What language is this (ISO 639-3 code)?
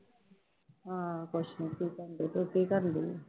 pan